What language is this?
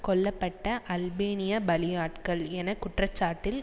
Tamil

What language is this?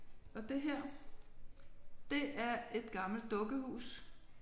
Danish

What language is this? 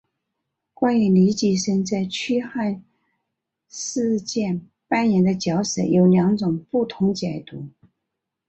Chinese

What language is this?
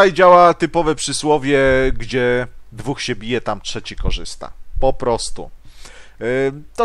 Polish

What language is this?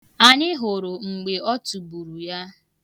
Igbo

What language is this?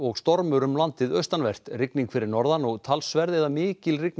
Icelandic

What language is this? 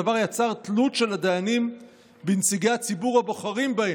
Hebrew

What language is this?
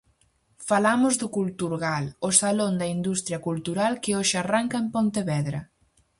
Galician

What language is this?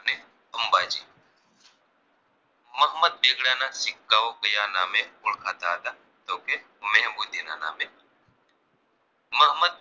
Gujarati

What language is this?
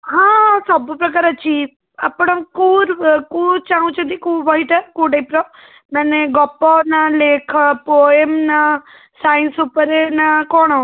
Odia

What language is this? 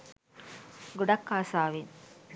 Sinhala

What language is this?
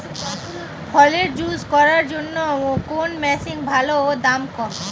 Bangla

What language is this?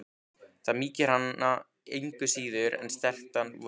Icelandic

